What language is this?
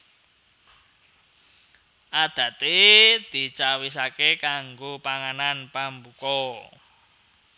Javanese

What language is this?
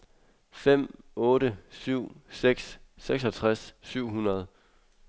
Danish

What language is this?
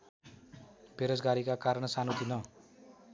Nepali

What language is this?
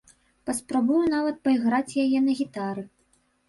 Belarusian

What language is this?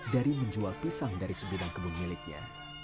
Indonesian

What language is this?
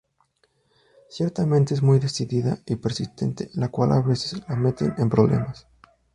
Spanish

